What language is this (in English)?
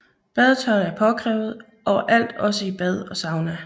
Danish